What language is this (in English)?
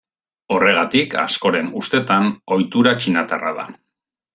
Basque